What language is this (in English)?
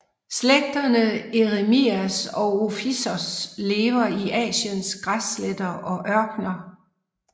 Danish